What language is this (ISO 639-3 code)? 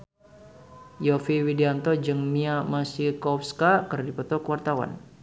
sun